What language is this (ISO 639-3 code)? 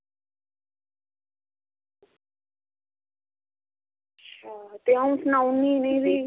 doi